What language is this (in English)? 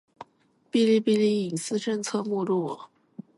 Chinese